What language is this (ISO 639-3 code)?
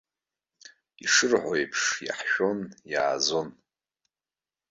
abk